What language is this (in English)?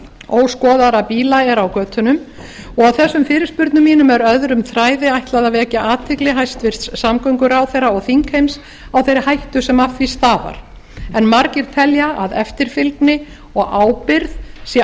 Icelandic